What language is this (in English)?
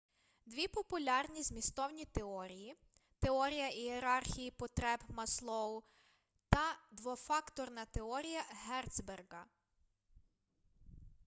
Ukrainian